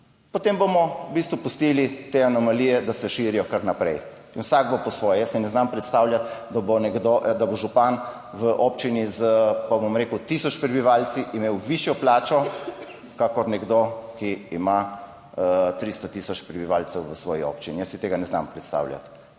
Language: Slovenian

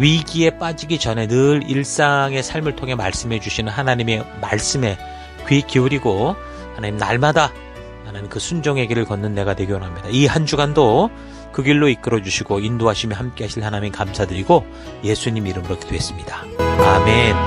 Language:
Korean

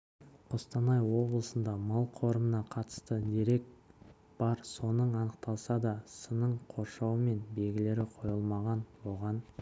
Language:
Kazakh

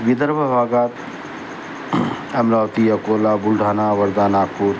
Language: Marathi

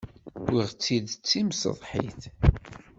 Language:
Kabyle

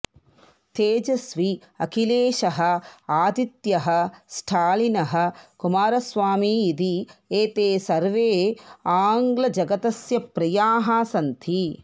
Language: Sanskrit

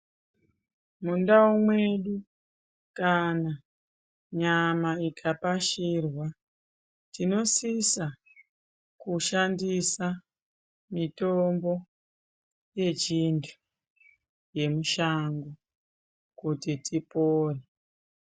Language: Ndau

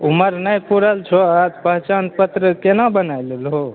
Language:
Maithili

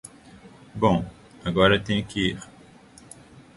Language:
Portuguese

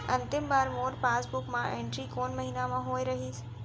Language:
Chhattisgarhi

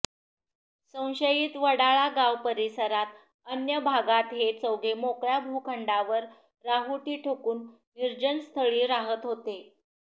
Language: Marathi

